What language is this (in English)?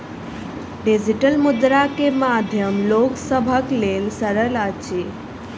Maithili